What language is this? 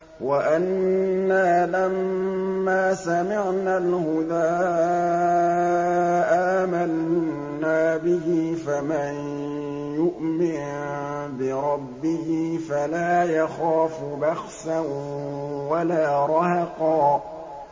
Arabic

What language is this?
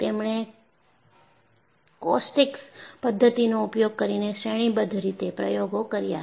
Gujarati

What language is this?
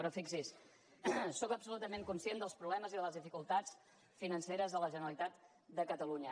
Catalan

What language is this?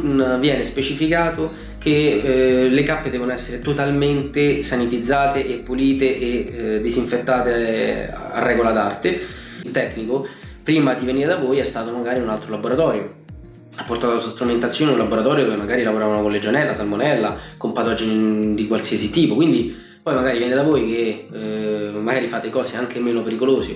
Italian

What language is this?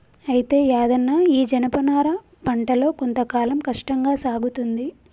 Telugu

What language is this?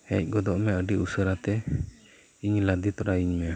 Santali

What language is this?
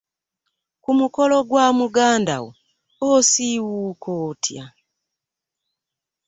Ganda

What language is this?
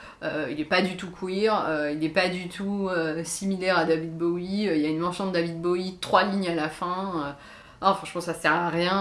French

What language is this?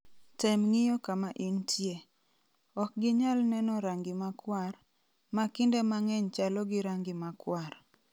Luo (Kenya and Tanzania)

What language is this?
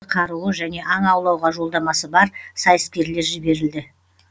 Kazakh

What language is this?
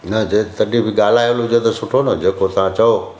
Sindhi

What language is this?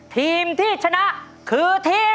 Thai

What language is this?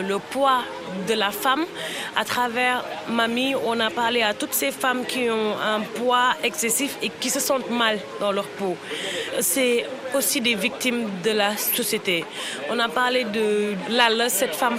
French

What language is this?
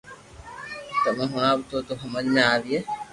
Loarki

